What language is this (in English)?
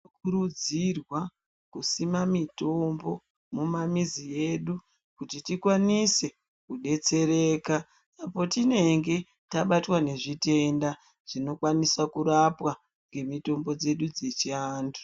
Ndau